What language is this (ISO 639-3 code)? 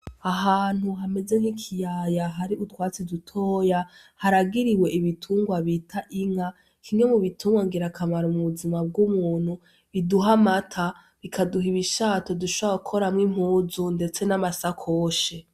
run